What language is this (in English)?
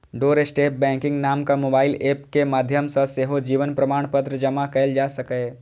Maithili